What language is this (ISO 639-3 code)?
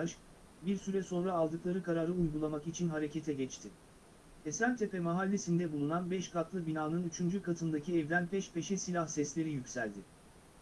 tur